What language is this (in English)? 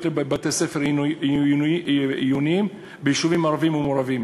Hebrew